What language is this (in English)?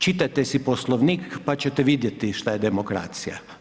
Croatian